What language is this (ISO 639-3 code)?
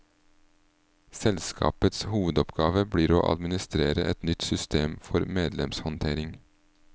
nor